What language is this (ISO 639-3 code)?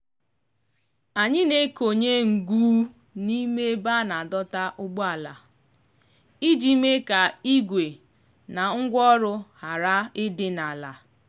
ibo